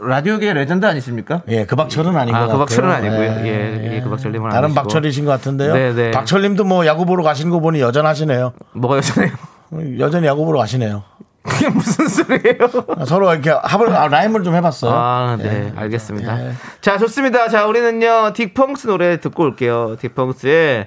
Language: Korean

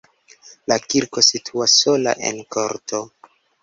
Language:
Esperanto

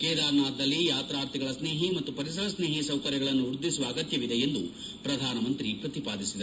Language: Kannada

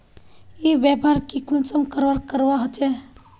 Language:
Magahi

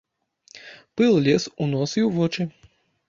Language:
Belarusian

